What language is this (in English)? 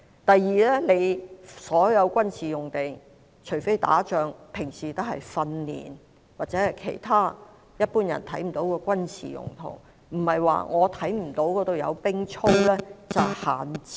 Cantonese